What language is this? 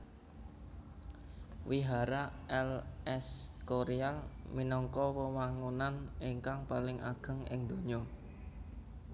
Javanese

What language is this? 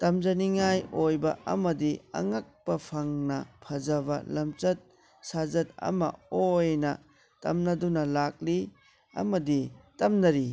Manipuri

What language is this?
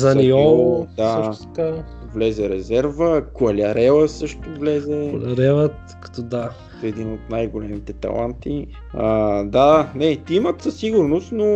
Bulgarian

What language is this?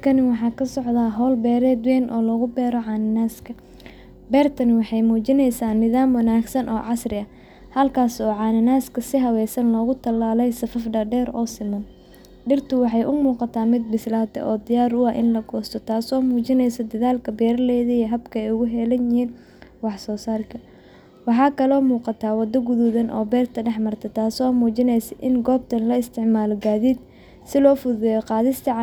Somali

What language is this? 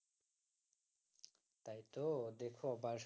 Bangla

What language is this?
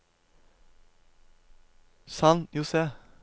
Norwegian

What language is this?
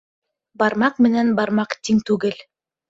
Bashkir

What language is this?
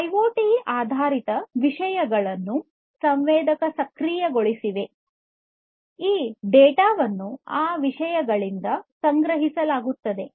Kannada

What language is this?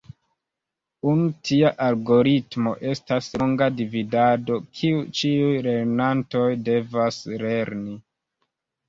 Esperanto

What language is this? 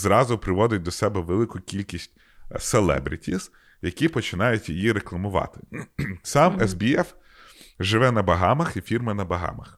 Ukrainian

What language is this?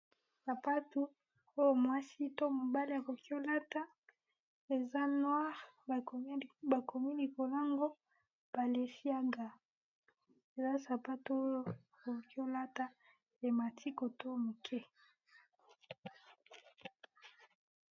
Lingala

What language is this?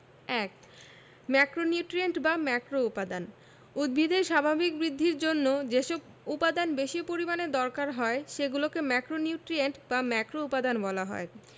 Bangla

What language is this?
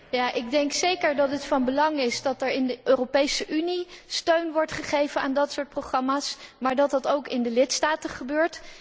Dutch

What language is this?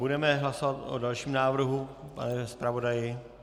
Czech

